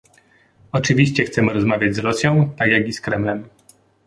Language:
Polish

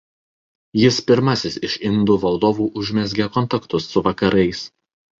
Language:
Lithuanian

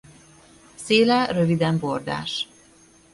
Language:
Hungarian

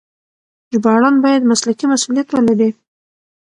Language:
Pashto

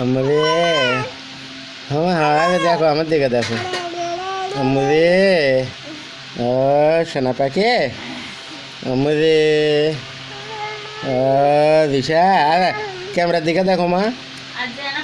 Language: Bangla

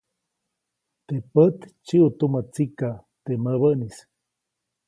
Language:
Copainalá Zoque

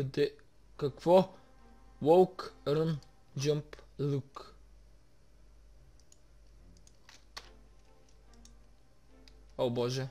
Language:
Bulgarian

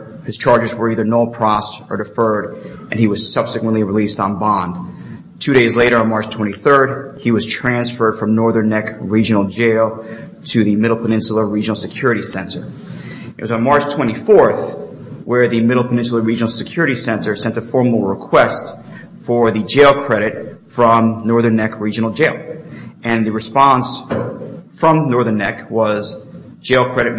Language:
English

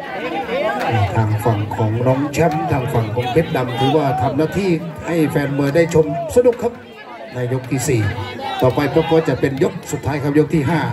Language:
Thai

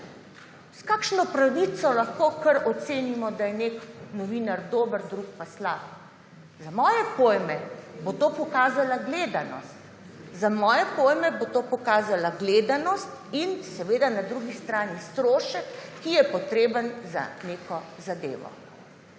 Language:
Slovenian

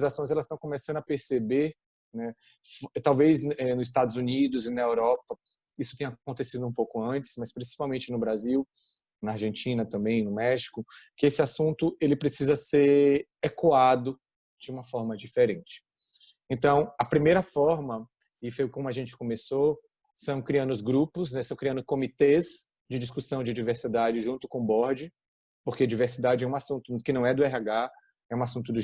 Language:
Portuguese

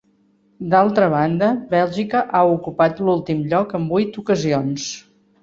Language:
Catalan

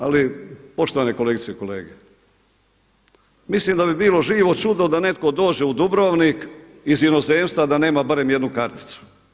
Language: Croatian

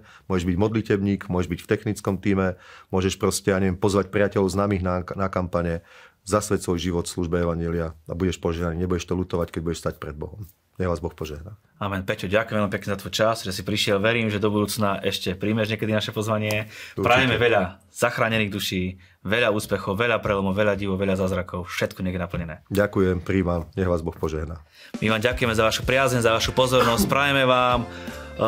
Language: Slovak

